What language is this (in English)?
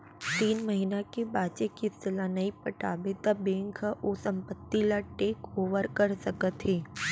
Chhattisgarhi